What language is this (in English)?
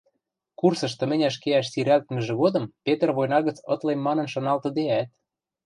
Western Mari